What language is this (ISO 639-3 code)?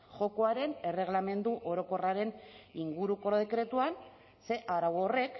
eus